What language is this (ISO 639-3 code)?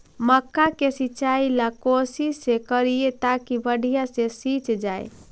mag